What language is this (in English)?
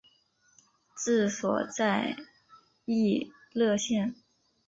Chinese